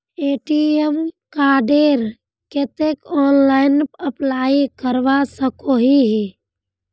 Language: Magahi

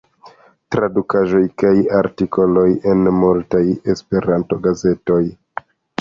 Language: Esperanto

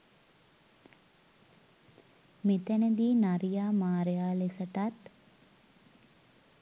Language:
Sinhala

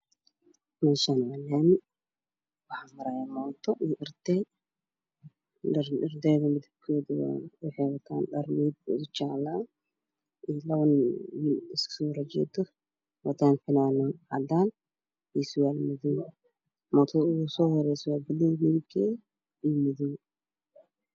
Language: Somali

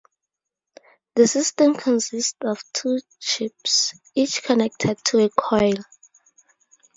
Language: English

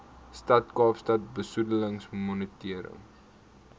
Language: Afrikaans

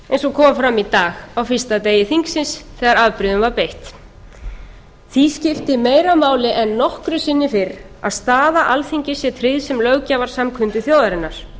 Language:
Icelandic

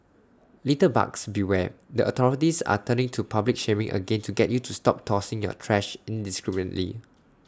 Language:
English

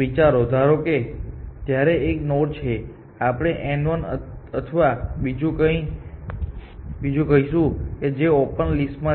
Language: Gujarati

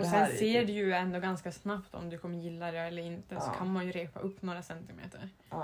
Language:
Swedish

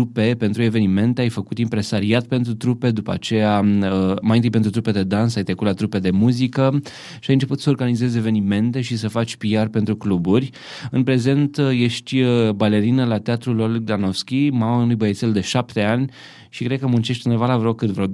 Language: Romanian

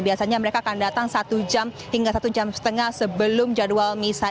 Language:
Indonesian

